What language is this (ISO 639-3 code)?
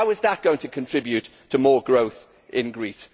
eng